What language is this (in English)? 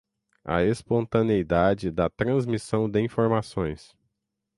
Portuguese